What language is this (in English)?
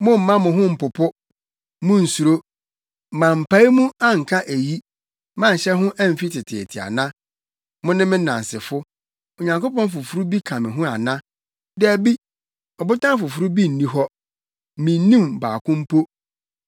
Akan